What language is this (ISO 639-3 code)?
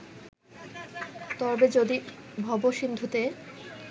ben